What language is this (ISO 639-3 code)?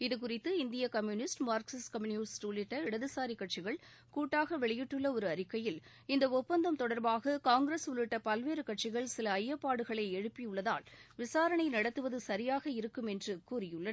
tam